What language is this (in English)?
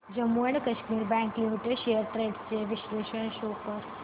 Marathi